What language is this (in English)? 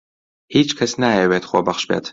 Central Kurdish